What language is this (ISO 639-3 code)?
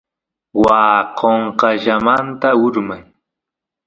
qus